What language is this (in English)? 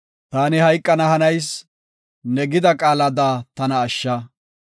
Gofa